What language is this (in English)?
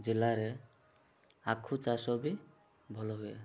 Odia